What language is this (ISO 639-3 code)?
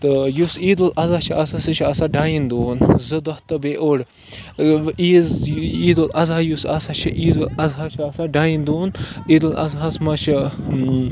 kas